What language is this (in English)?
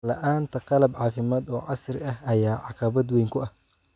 Somali